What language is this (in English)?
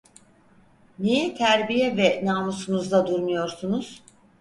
Turkish